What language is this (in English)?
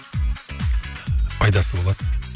Kazakh